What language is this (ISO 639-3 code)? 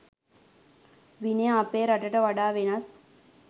sin